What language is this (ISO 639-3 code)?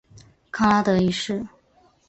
zho